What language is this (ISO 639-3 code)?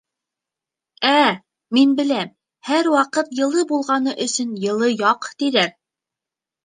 bak